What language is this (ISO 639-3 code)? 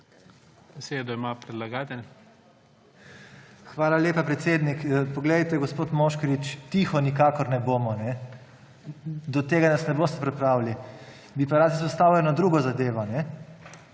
slv